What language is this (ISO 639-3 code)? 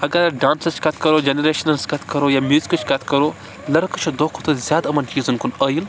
kas